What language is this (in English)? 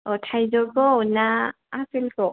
Bodo